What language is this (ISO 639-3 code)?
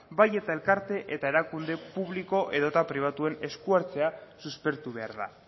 eus